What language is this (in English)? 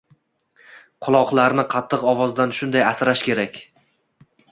Uzbek